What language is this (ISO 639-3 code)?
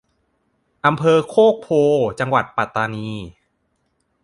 tha